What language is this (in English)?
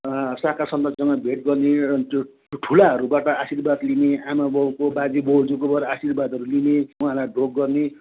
Nepali